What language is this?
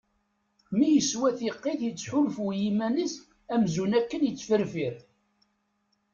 Kabyle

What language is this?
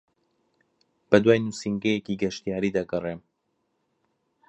Central Kurdish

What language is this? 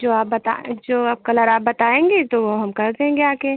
Hindi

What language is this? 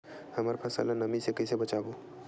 Chhattisgarhi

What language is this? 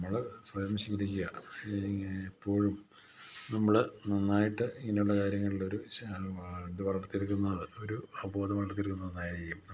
Malayalam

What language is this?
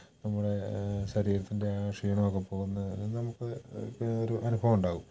Malayalam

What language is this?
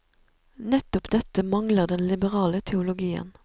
Norwegian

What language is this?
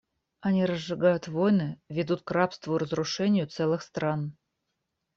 Russian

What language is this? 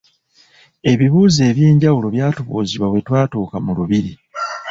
Ganda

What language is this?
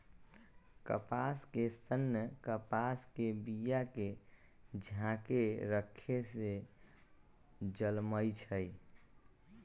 Magahi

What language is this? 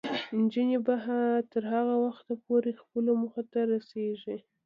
Pashto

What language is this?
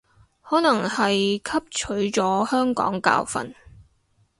Cantonese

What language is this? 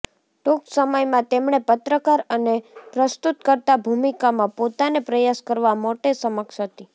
Gujarati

